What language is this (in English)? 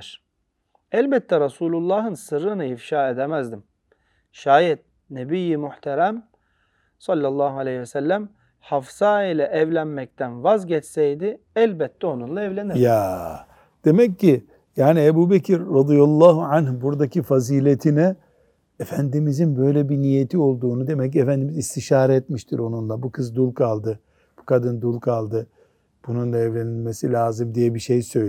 Turkish